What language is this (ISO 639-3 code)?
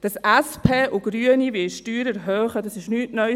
gsw